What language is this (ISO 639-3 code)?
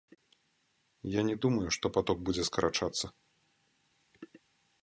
bel